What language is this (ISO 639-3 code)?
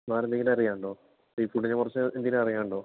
mal